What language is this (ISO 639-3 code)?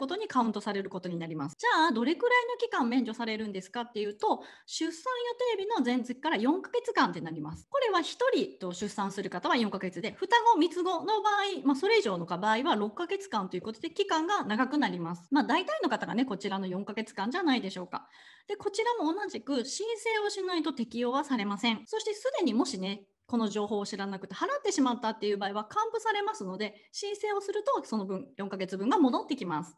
jpn